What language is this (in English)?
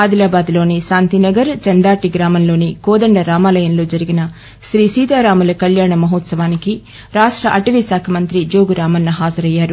Telugu